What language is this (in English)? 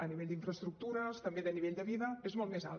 Catalan